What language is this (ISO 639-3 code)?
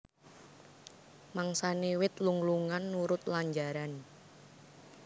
jav